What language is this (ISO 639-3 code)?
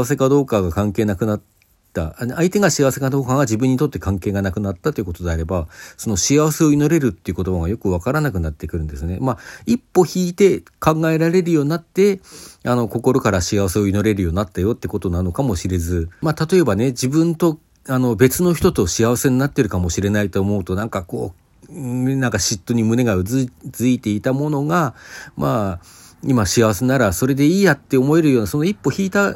jpn